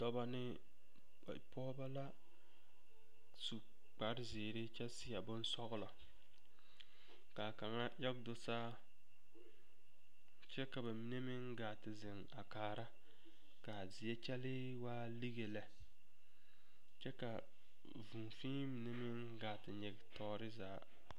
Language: Southern Dagaare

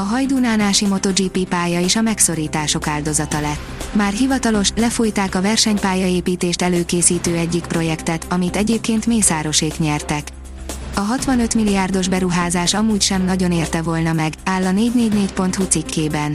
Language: Hungarian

